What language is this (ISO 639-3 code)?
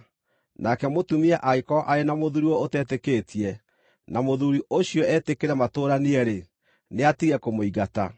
kik